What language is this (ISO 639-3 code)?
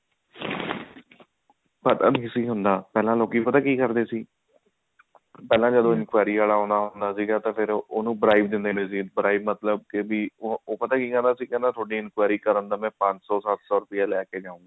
pan